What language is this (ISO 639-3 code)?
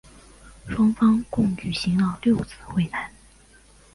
zho